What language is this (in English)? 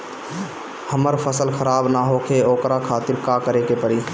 Bhojpuri